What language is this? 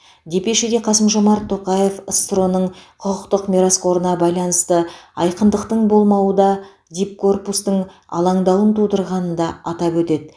Kazakh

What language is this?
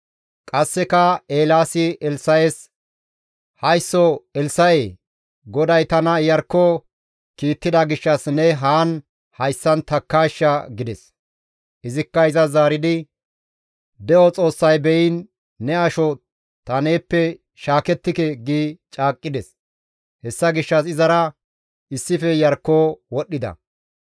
Gamo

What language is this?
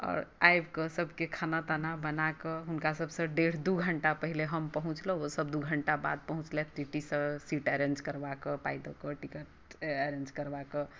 Maithili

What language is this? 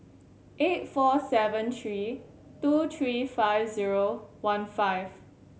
English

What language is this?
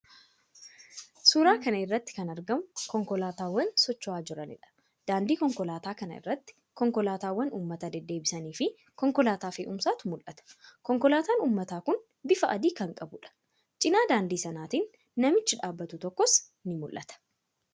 Oromo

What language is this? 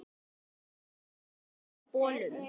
Icelandic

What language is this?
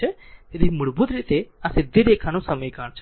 Gujarati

